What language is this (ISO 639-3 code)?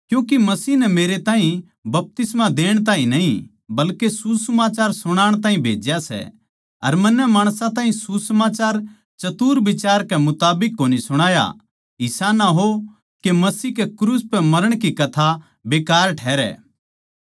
bgc